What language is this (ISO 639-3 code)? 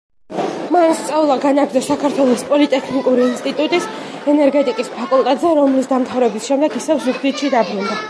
kat